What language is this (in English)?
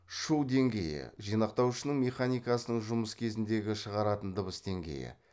Kazakh